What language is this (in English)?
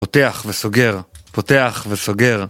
Hebrew